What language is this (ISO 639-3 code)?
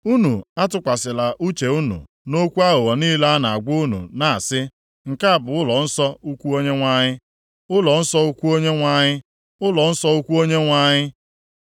ibo